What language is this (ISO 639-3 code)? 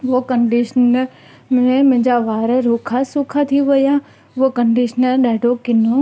snd